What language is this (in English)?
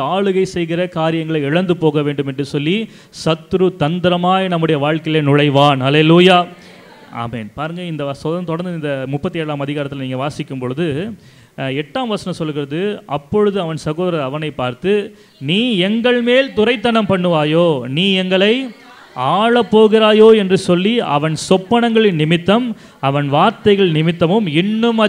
Romanian